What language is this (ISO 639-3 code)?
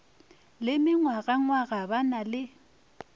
nso